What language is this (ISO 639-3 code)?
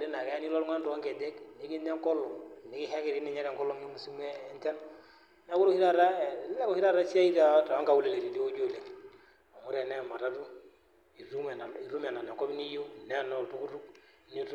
mas